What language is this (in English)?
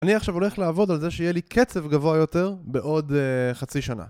Hebrew